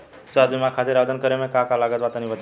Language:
Bhojpuri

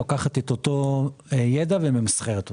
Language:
Hebrew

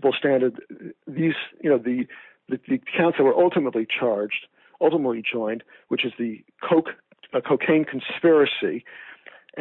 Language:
English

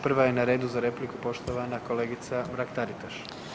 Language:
Croatian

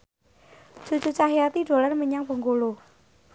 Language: Javanese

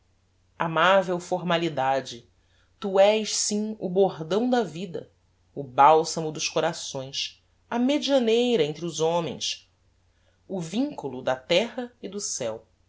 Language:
Portuguese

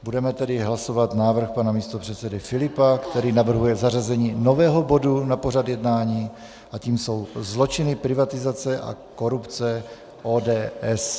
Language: Czech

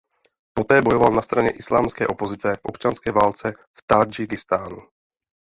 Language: Czech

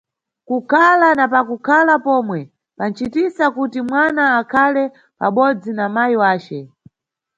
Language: Nyungwe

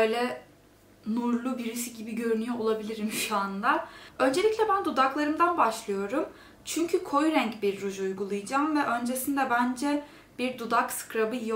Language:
Turkish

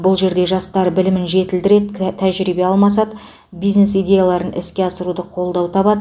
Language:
Kazakh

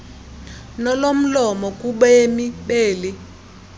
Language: Xhosa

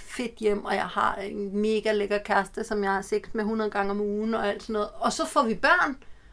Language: Danish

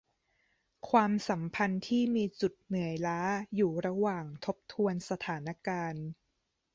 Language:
Thai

